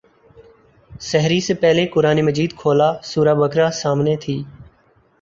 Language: Urdu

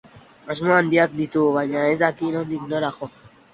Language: Basque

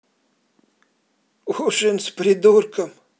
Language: Russian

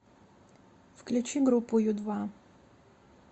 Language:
Russian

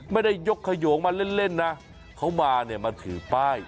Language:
Thai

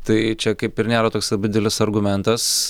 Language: Lithuanian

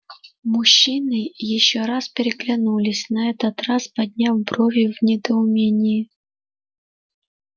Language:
Russian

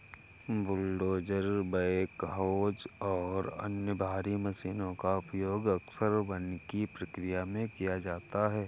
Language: Hindi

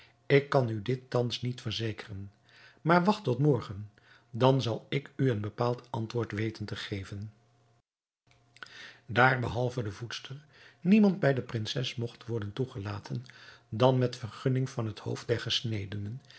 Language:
Dutch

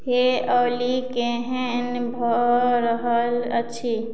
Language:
Maithili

